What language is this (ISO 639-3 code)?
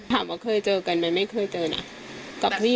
tha